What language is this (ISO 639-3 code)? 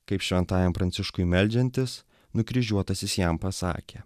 lit